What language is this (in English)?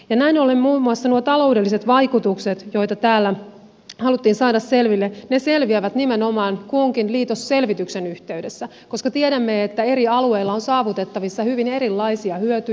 Finnish